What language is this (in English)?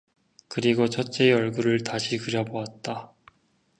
Korean